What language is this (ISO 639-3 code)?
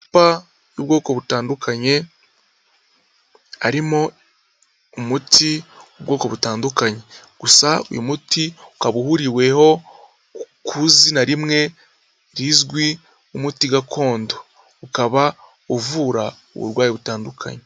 kin